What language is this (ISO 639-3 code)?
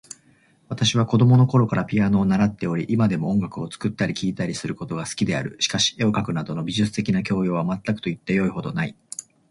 jpn